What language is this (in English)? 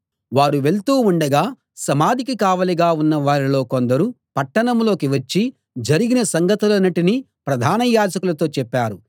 Telugu